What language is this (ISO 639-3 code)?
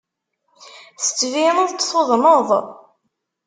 kab